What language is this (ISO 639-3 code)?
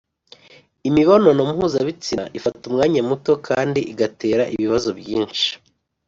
kin